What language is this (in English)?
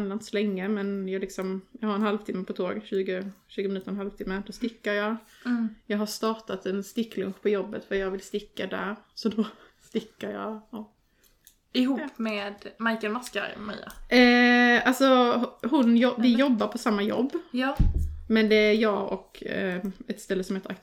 Swedish